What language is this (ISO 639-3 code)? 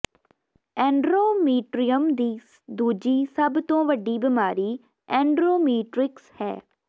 pan